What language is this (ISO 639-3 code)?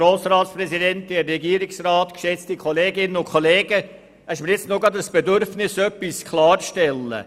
gsw